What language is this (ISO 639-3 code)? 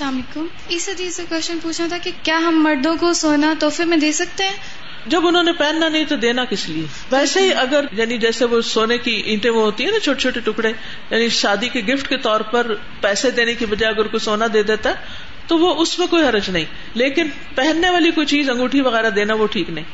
urd